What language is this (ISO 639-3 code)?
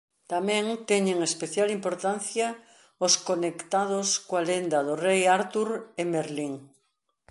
glg